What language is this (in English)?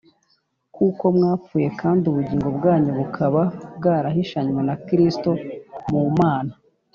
Kinyarwanda